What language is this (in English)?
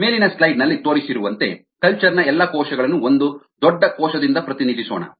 Kannada